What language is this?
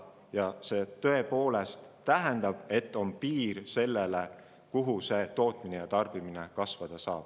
Estonian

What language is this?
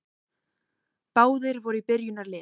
Icelandic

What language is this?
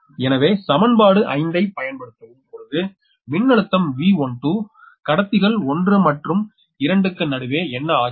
Tamil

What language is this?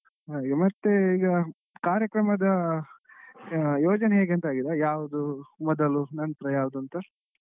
Kannada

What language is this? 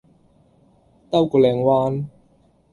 Cantonese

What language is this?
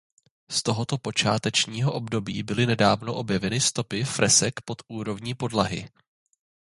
Czech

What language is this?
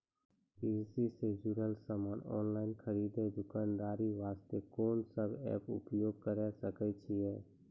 Maithili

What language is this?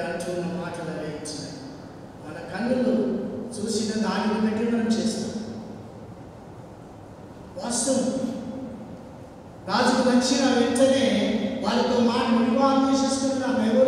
Hindi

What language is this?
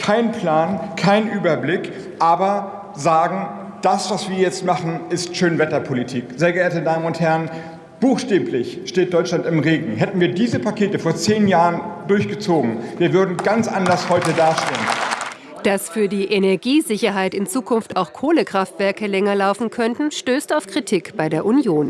German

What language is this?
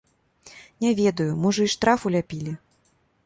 Belarusian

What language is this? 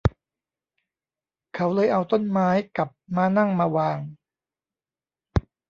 Thai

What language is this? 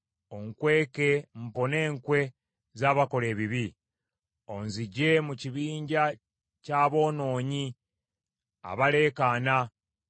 Ganda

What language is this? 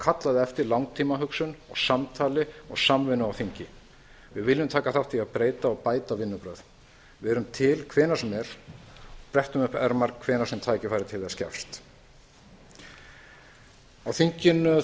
Icelandic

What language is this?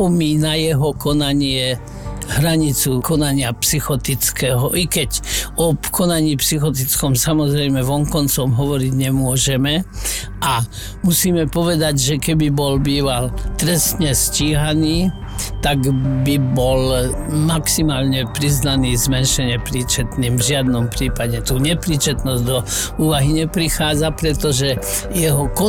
Slovak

